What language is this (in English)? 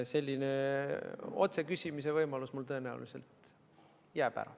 Estonian